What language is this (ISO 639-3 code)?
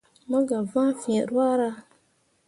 mua